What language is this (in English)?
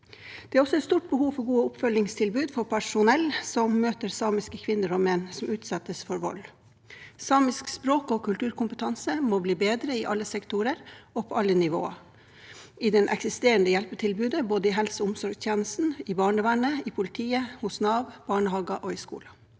Norwegian